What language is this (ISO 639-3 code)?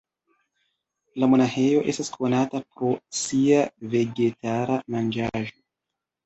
epo